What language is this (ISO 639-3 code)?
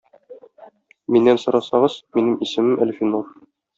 tat